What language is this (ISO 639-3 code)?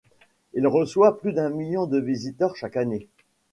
fra